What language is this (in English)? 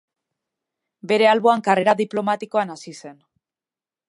Basque